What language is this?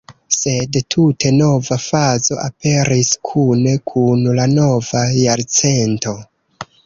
Esperanto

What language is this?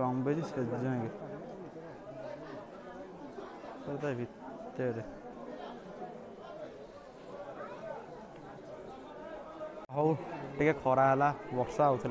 Hindi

